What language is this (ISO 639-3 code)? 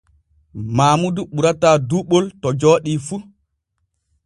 fue